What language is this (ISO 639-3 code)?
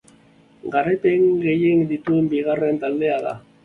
eus